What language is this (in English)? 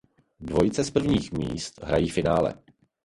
Czech